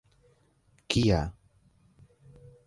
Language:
Esperanto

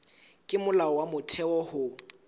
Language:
Southern Sotho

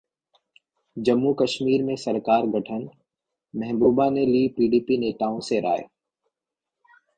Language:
Hindi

